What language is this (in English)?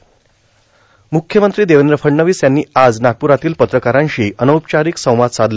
Marathi